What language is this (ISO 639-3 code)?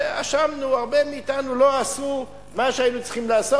heb